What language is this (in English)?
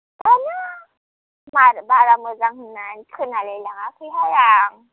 Bodo